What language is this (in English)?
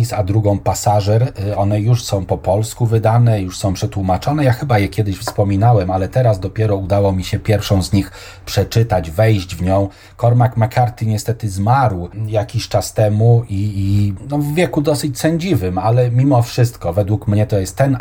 Polish